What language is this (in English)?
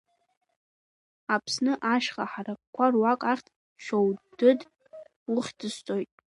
Abkhazian